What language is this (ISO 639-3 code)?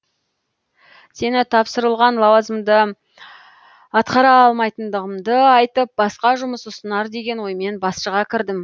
kaz